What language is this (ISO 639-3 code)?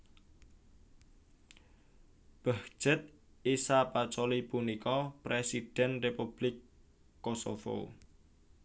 jav